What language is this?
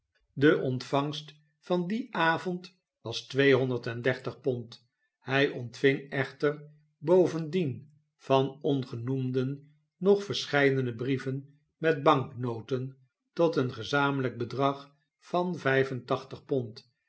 Dutch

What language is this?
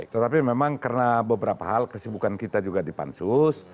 Indonesian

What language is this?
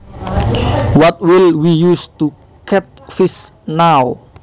Javanese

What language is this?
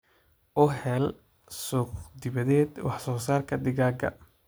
Somali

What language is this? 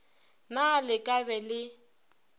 Northern Sotho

